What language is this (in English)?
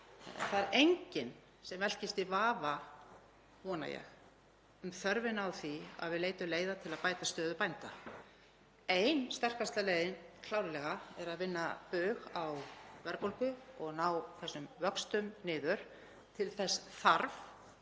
Icelandic